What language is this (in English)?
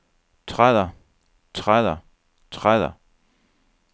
Danish